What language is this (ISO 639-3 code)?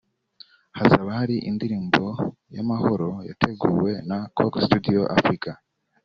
kin